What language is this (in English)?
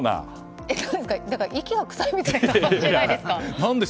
Japanese